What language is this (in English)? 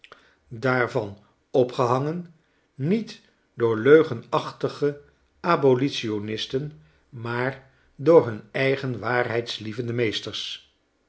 Dutch